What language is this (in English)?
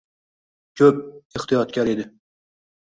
Uzbek